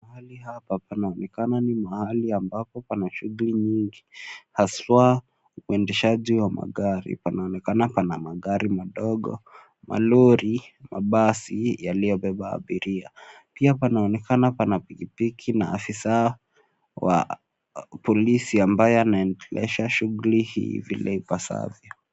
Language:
Swahili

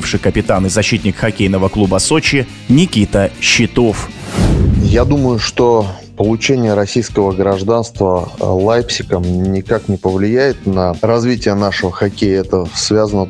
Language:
Russian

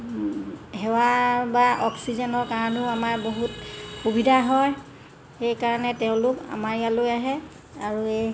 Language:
Assamese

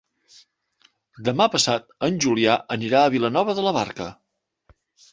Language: Catalan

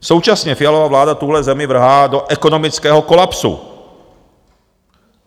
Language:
Czech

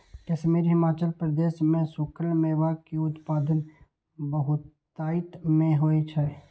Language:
Maithili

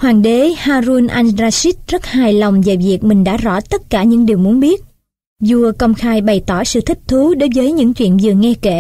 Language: Vietnamese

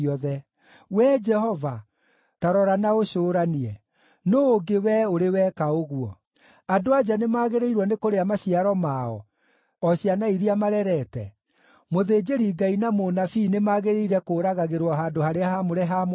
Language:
Kikuyu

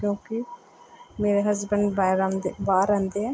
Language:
Punjabi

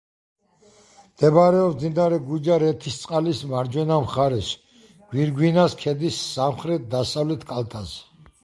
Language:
Georgian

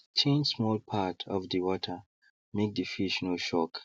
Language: Nigerian Pidgin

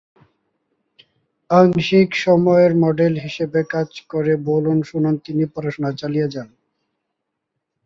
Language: Bangla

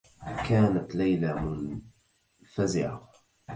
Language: Arabic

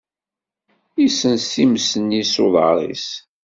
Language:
Kabyle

